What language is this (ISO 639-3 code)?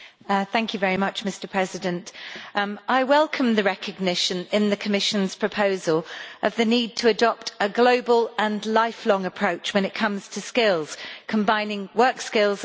eng